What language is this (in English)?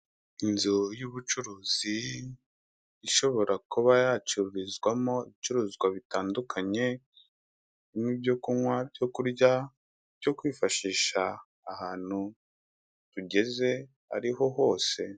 Kinyarwanda